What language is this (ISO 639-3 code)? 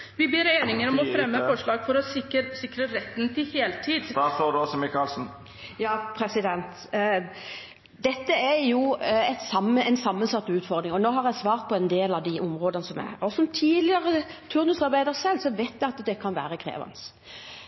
nob